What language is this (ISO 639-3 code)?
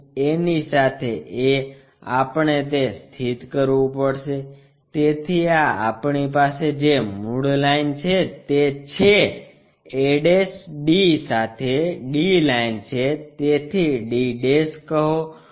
guj